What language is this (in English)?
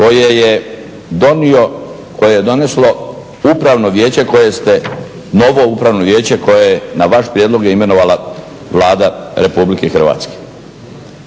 Croatian